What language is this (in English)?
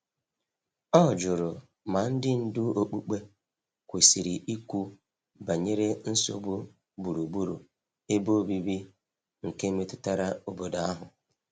Igbo